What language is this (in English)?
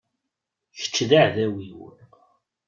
Kabyle